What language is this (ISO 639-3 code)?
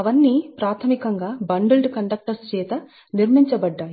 tel